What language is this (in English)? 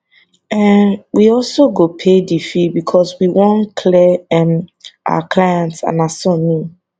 Nigerian Pidgin